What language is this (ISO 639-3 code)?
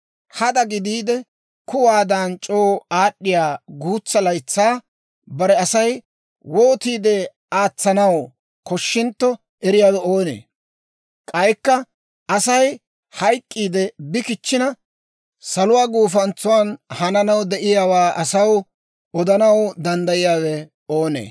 dwr